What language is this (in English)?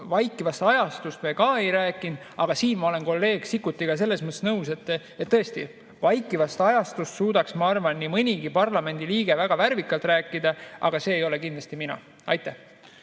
Estonian